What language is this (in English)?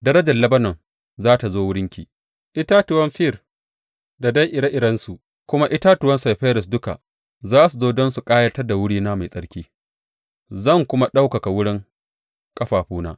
Hausa